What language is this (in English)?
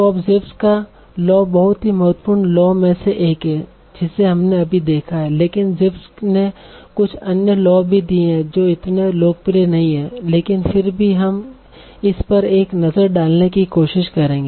Hindi